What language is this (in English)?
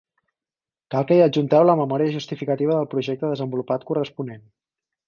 Catalan